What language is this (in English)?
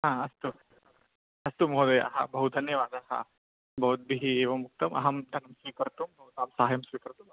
Sanskrit